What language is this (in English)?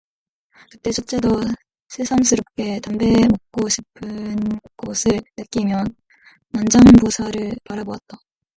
Korean